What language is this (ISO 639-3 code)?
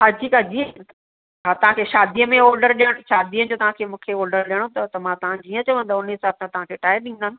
snd